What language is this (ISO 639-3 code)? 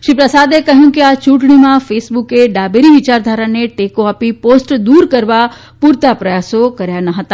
guj